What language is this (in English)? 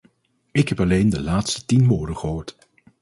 Dutch